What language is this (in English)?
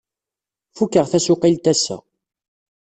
Kabyle